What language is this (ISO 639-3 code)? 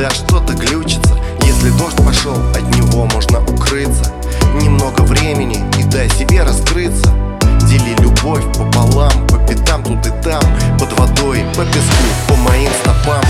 rus